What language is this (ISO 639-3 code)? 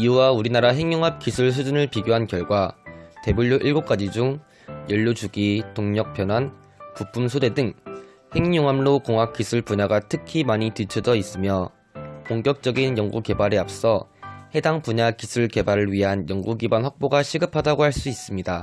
kor